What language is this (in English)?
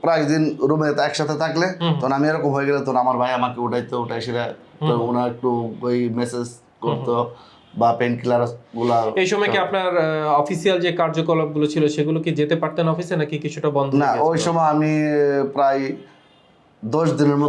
English